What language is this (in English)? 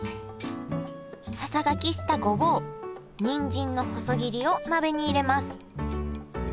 Japanese